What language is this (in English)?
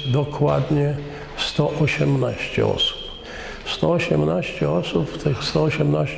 Polish